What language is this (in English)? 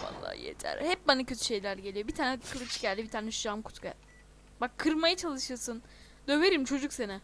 Turkish